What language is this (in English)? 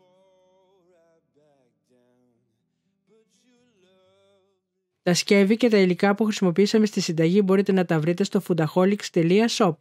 Greek